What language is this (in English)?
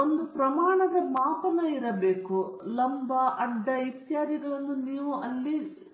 Kannada